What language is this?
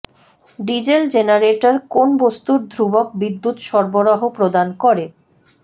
Bangla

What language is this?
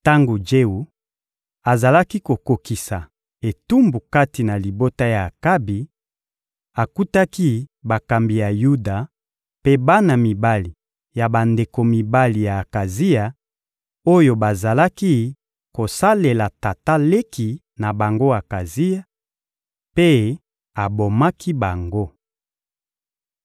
Lingala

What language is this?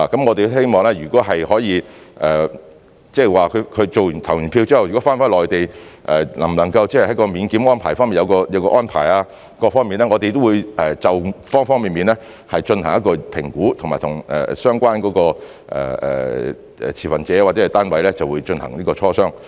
Cantonese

